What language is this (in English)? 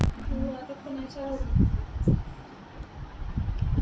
Bangla